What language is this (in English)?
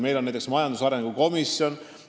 Estonian